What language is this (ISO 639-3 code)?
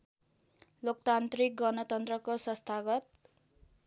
nep